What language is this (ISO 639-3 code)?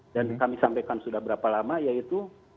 ind